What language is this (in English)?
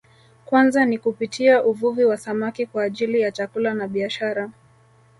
Swahili